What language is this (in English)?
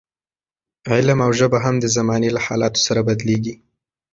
Pashto